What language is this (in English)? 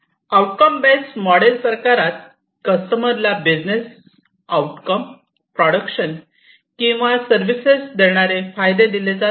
Marathi